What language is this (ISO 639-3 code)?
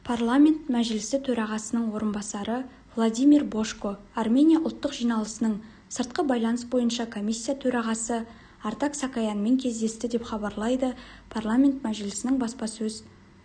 kaz